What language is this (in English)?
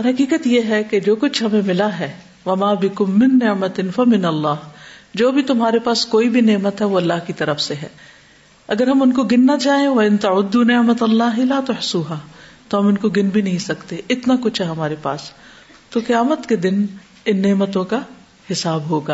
Urdu